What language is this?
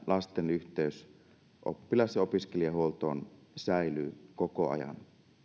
Finnish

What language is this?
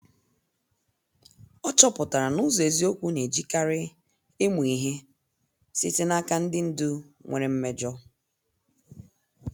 Igbo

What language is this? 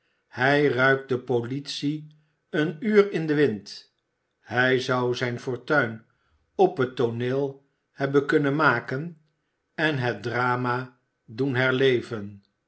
Dutch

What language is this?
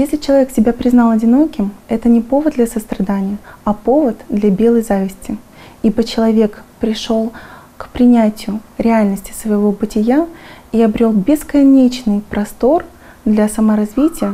Russian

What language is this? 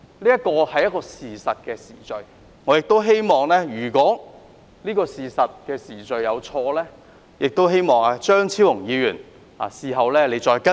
Cantonese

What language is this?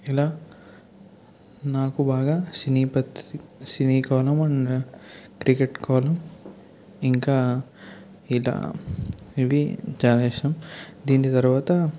Telugu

